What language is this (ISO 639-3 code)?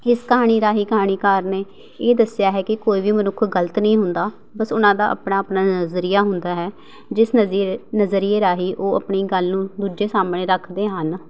pan